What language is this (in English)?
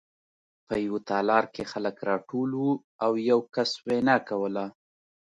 Pashto